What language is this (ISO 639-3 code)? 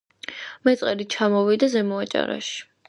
kat